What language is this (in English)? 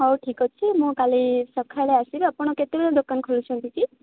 Odia